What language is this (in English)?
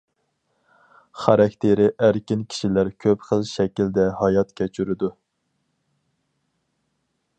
Uyghur